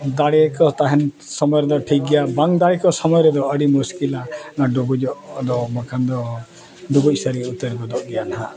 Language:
Santali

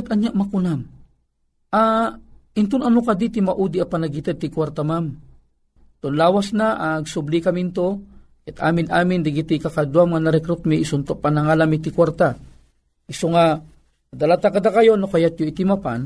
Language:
Filipino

